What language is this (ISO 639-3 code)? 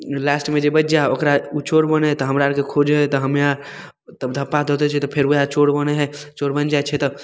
mai